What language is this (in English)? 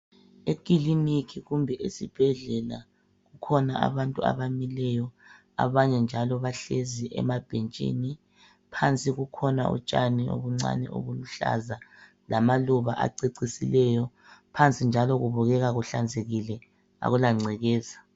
North Ndebele